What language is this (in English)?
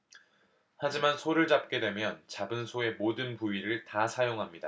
Korean